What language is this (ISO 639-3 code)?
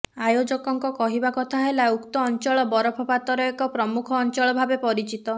ori